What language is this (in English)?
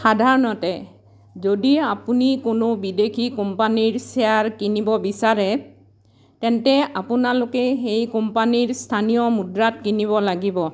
Assamese